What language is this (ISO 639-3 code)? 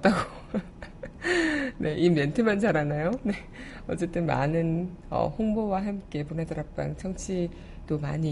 kor